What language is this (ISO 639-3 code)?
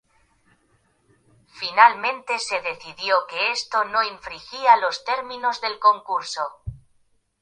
spa